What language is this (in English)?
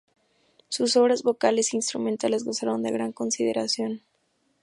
Spanish